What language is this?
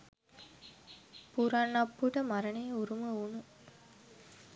Sinhala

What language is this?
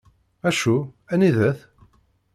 Kabyle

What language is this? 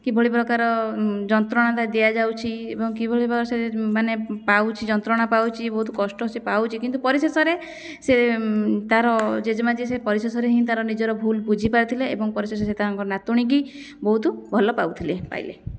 Odia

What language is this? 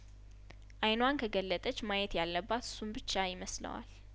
Amharic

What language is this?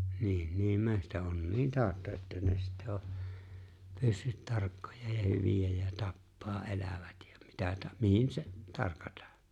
Finnish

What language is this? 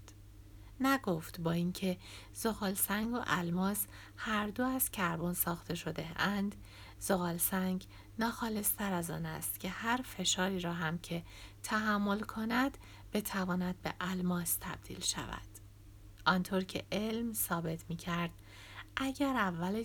Persian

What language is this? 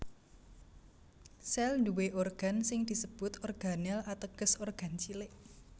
Javanese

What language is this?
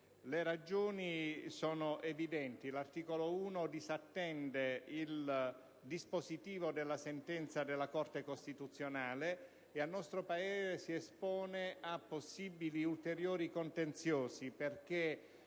Italian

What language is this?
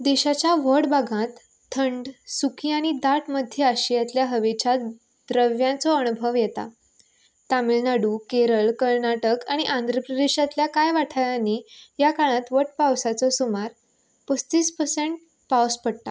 Konkani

